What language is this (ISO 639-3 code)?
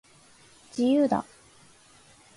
jpn